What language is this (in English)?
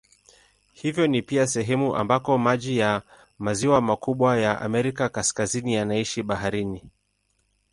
Swahili